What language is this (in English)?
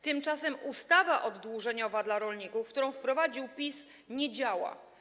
Polish